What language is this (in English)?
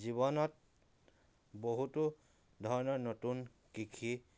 Assamese